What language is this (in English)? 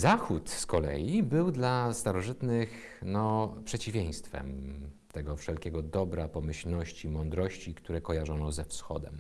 Polish